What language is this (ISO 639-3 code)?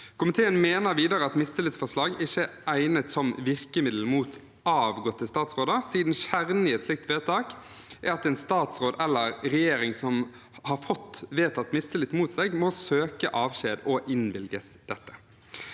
nor